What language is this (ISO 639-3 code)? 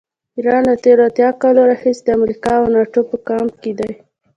pus